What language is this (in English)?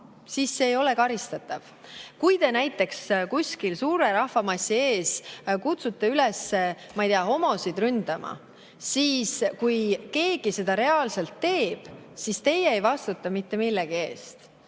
Estonian